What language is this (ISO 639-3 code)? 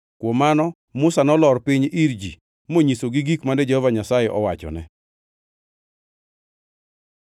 luo